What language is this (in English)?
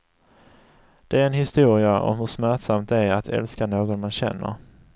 Swedish